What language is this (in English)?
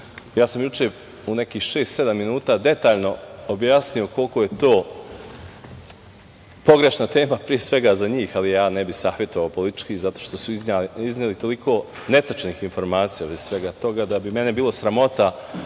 Serbian